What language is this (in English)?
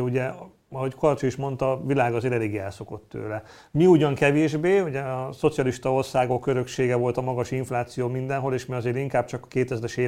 Hungarian